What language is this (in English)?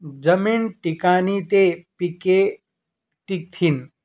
Marathi